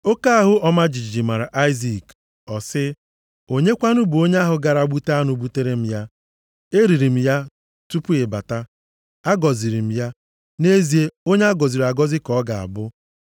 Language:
Igbo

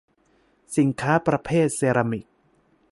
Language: Thai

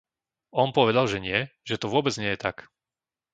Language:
Slovak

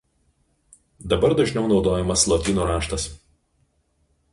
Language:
Lithuanian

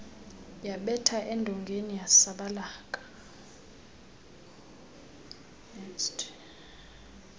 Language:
Xhosa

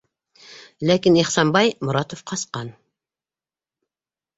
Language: Bashkir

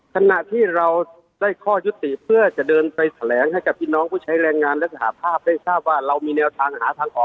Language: Thai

